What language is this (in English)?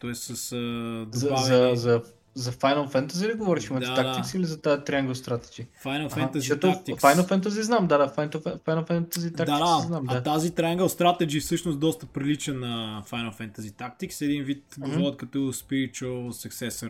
Bulgarian